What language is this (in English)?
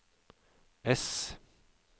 Norwegian